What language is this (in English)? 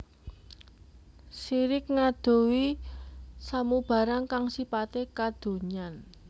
Javanese